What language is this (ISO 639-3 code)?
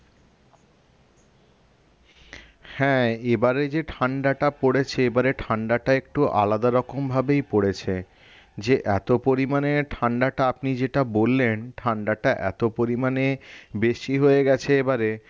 ben